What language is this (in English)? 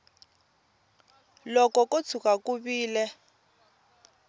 Tsonga